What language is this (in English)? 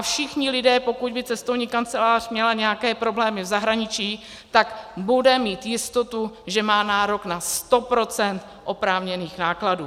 Czech